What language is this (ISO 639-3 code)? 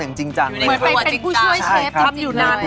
tha